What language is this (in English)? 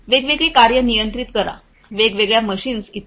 Marathi